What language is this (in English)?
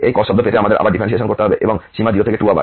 Bangla